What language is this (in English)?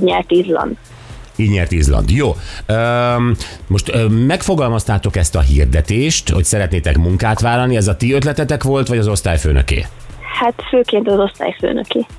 Hungarian